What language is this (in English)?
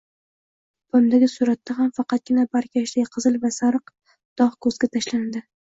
Uzbek